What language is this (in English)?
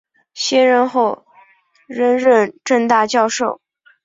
Chinese